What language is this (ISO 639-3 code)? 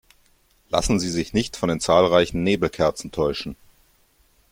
deu